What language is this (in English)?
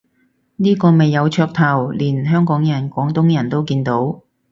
Cantonese